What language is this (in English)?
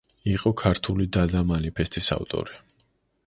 Georgian